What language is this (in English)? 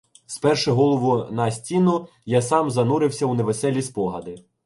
Ukrainian